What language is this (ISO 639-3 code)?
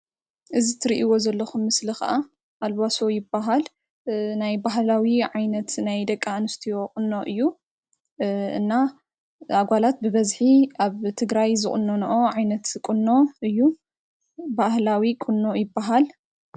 tir